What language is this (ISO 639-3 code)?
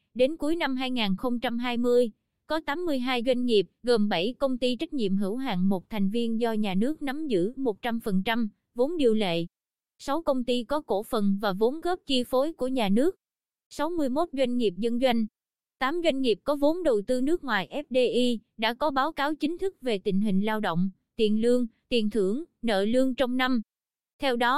vie